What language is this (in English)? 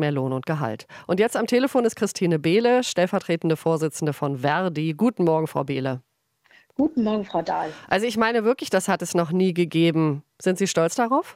German